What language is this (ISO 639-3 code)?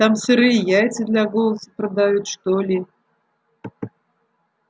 rus